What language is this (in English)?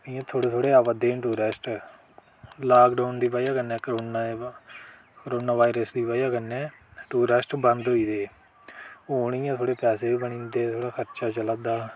Dogri